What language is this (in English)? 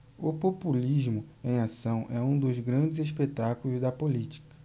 Portuguese